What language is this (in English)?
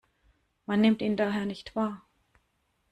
German